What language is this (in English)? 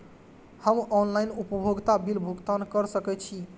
Maithili